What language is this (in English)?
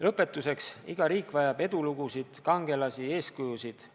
Estonian